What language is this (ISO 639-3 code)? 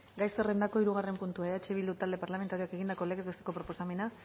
eus